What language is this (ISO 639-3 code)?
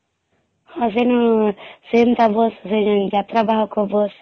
ori